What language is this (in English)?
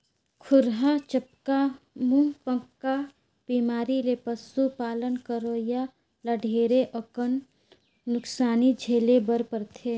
Chhattisgarhi